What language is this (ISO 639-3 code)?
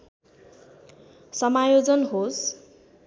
nep